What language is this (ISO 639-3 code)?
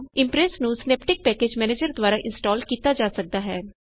pan